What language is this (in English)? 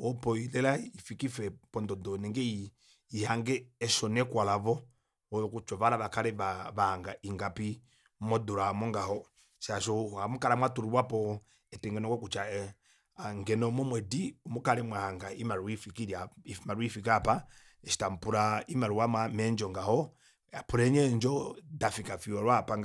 Kuanyama